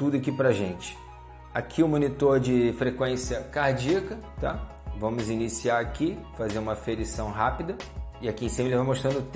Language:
Portuguese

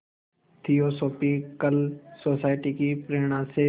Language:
Hindi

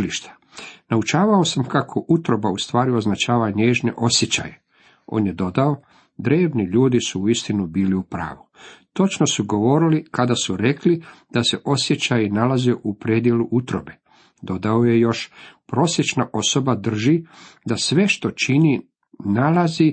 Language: Croatian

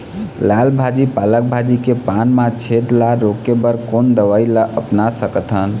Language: Chhattisgarhi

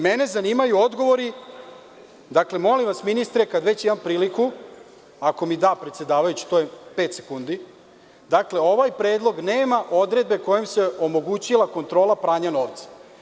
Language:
Serbian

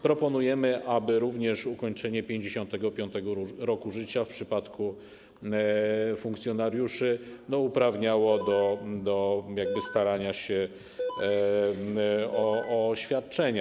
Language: Polish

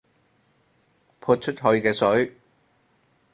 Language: Cantonese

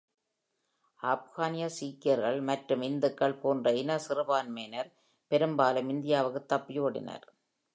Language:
Tamil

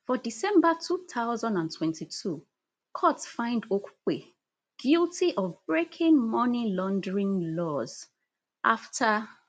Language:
Nigerian Pidgin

